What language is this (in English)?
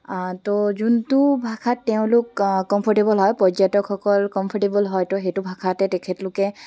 Assamese